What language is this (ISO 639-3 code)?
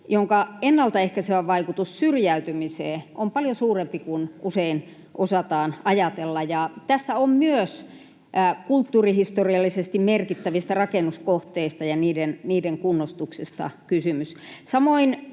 fin